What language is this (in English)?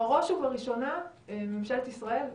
Hebrew